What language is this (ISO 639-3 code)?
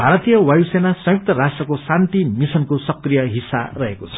nep